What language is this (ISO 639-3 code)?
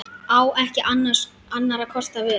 isl